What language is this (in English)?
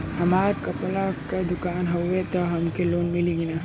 Bhojpuri